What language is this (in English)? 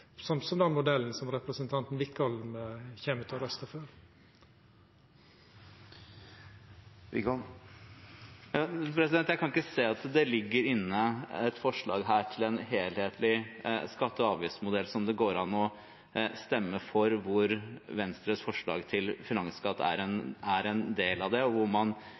Norwegian